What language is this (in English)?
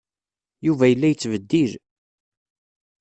Kabyle